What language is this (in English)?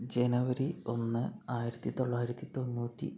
Malayalam